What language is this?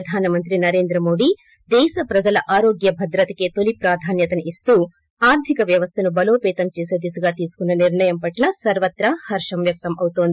Telugu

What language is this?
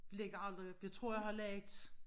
Danish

